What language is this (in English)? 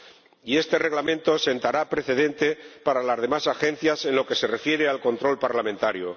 Spanish